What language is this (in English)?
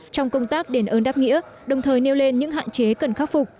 Vietnamese